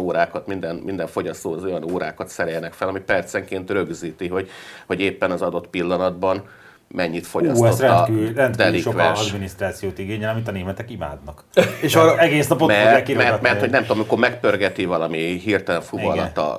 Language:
Hungarian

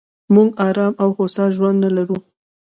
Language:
Pashto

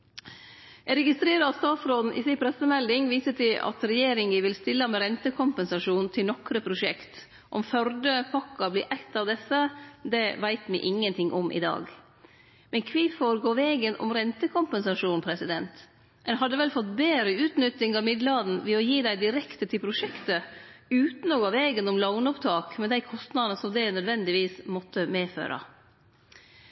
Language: Norwegian Nynorsk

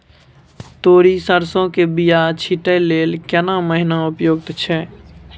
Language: Maithili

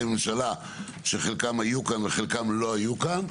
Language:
Hebrew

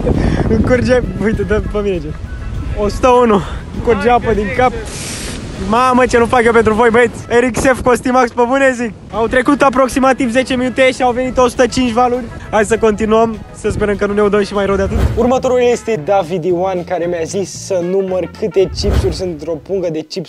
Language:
Romanian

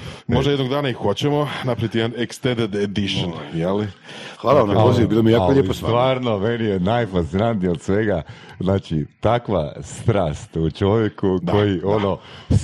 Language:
Croatian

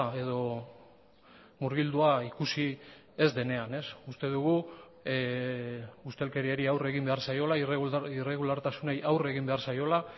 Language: Basque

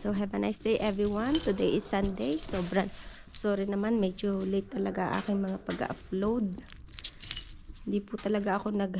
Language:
Filipino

